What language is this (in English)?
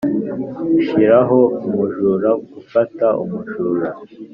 Kinyarwanda